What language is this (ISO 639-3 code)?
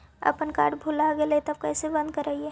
mag